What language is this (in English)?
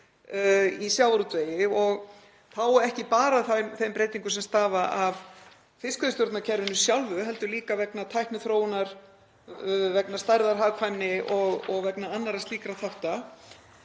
Icelandic